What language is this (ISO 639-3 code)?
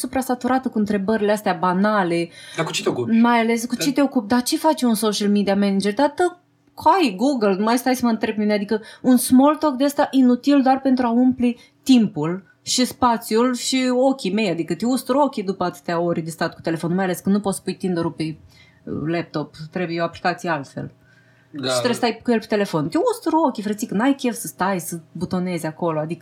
ron